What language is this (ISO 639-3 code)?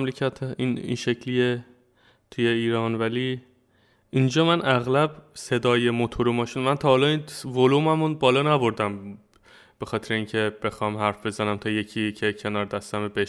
fas